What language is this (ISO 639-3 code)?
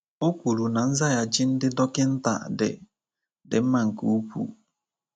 ibo